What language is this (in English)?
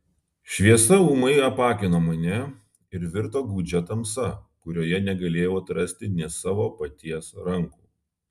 Lithuanian